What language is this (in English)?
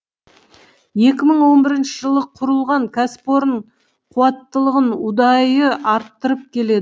Kazakh